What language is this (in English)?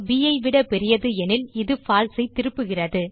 Tamil